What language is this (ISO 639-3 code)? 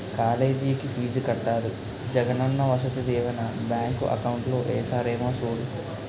tel